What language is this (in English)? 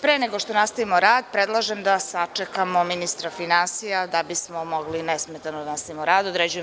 Serbian